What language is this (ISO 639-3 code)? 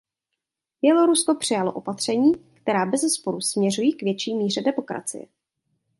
ces